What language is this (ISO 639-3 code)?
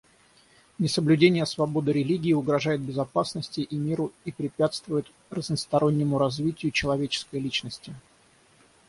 rus